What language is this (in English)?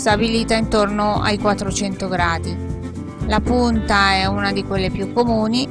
Italian